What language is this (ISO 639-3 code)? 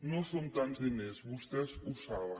cat